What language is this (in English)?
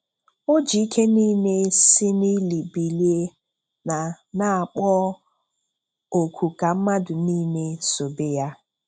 Igbo